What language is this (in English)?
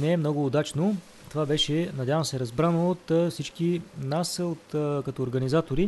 Bulgarian